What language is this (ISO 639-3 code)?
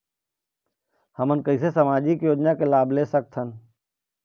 hne